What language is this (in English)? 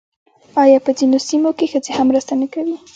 Pashto